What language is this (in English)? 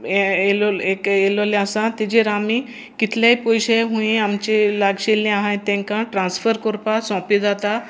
Konkani